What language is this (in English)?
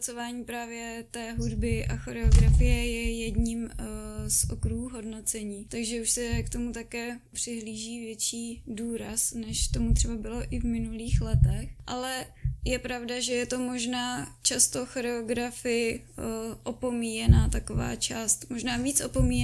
Czech